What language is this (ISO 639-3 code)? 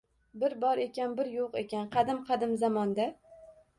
uzb